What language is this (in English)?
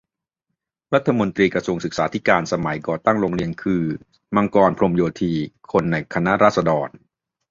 Thai